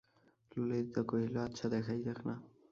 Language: Bangla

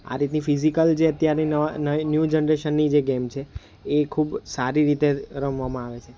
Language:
Gujarati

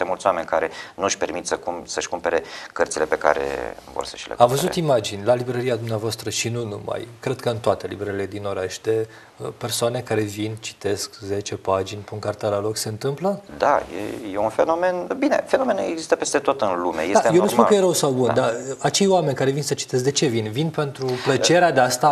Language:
Romanian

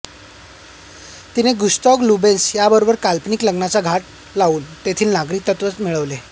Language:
Marathi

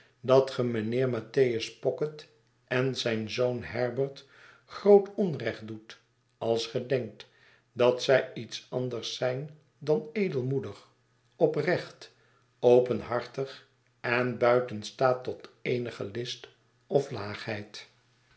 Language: Dutch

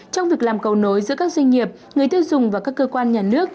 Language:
Vietnamese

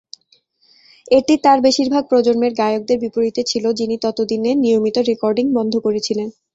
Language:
Bangla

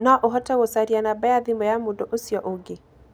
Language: Kikuyu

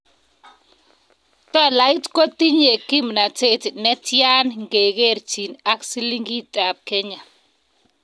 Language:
Kalenjin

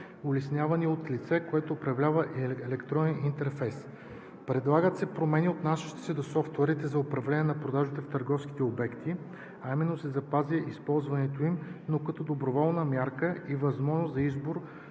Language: Bulgarian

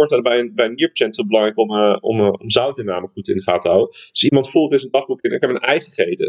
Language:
Dutch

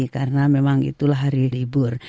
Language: Indonesian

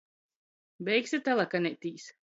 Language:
Latgalian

